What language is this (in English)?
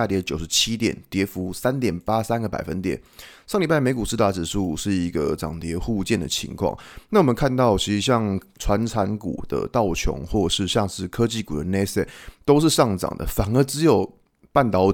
Chinese